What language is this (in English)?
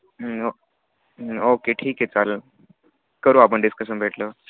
Marathi